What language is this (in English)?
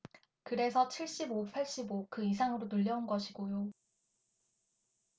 Korean